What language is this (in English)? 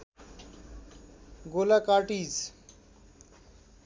Nepali